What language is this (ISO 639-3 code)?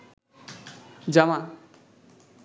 ben